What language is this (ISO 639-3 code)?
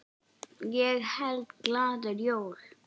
isl